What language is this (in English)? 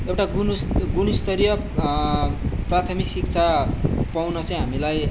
Nepali